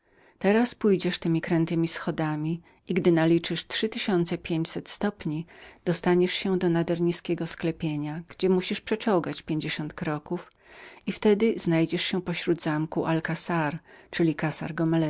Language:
Polish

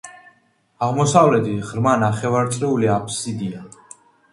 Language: Georgian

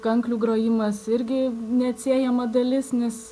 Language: Lithuanian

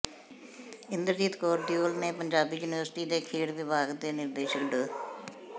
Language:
Punjabi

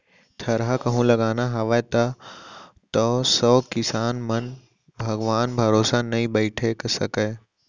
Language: Chhattisgarhi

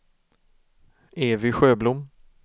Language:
Swedish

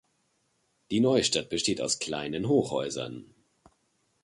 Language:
German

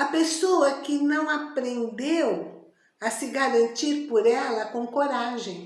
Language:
Portuguese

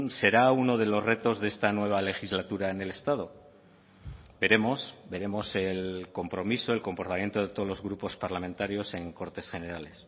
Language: Spanish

